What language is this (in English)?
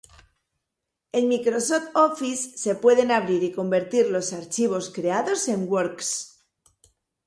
Spanish